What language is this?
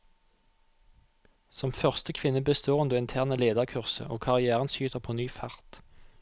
Norwegian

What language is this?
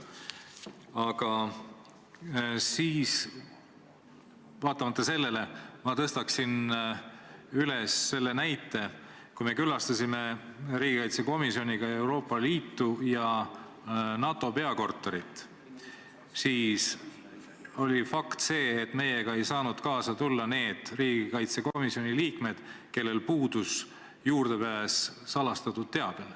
Estonian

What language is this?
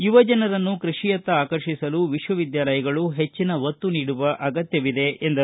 Kannada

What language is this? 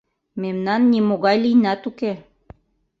Mari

